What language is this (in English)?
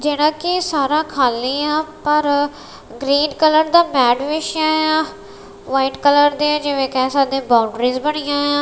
Punjabi